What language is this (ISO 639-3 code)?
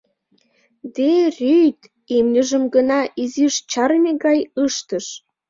chm